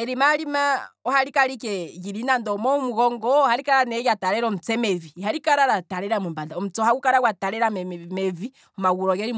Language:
Kwambi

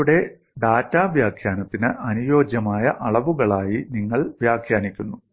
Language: Malayalam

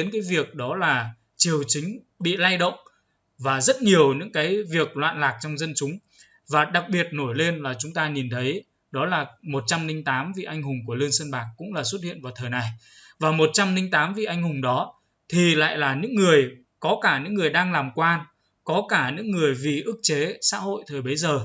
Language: Vietnamese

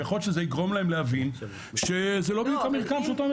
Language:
Hebrew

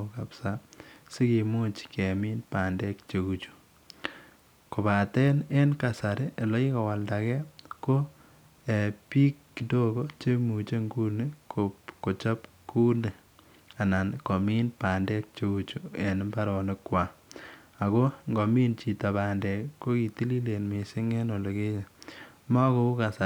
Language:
Kalenjin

